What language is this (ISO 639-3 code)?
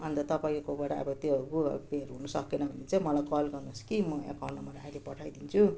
nep